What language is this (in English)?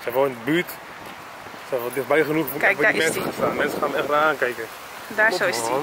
Dutch